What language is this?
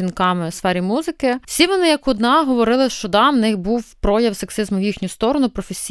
Ukrainian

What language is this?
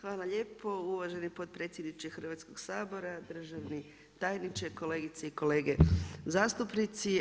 Croatian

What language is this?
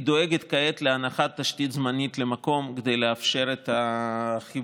Hebrew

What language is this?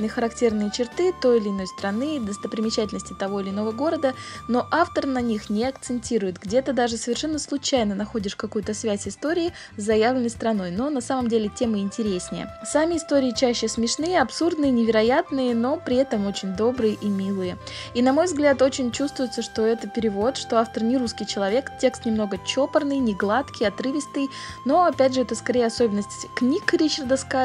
Russian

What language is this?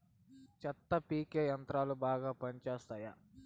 Telugu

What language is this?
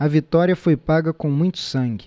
Portuguese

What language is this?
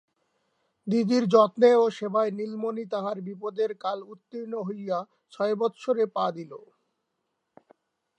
Bangla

